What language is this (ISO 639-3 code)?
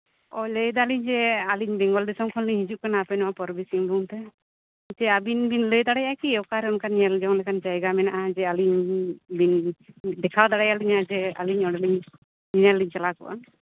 sat